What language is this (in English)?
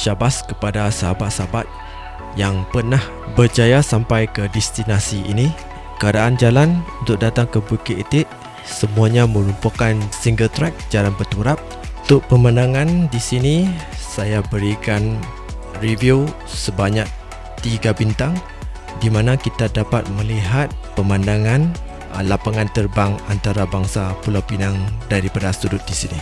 Malay